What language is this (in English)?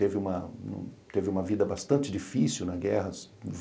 Portuguese